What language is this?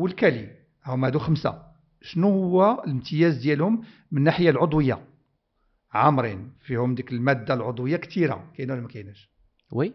Arabic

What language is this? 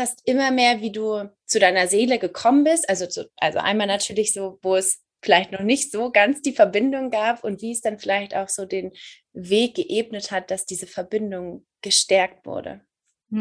German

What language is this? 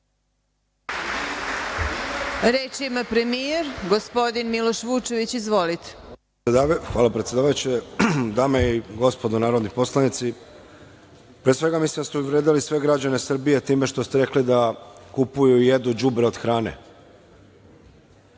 Serbian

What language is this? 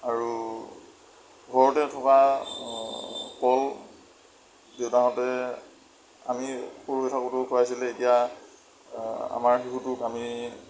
Assamese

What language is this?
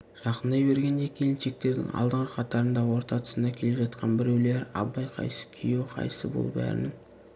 Kazakh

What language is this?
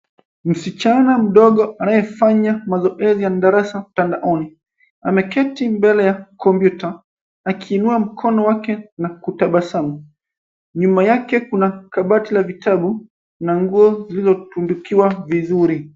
Swahili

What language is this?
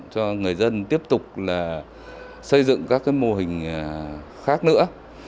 Vietnamese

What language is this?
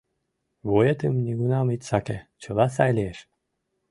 Mari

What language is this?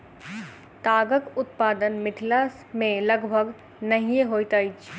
Maithili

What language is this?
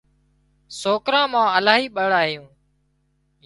Wadiyara Koli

